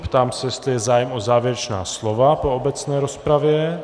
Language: Czech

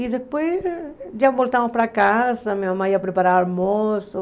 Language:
Portuguese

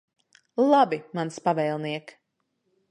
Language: Latvian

